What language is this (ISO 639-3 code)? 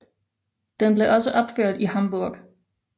dan